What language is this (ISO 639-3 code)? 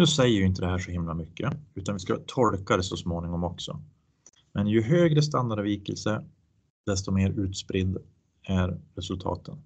swe